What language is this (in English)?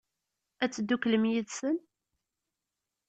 Kabyle